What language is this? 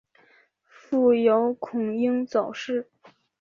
Chinese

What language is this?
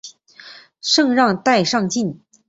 Chinese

